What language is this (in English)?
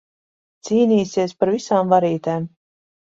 Latvian